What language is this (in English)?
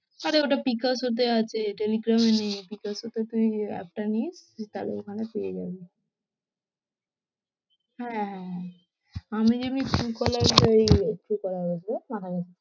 Bangla